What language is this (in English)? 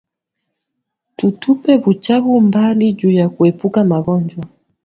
Swahili